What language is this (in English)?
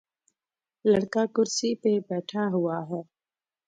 Urdu